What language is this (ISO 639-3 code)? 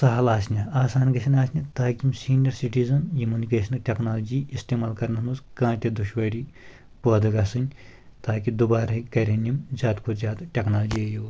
kas